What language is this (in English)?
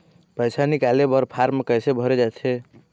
Chhattisgarhi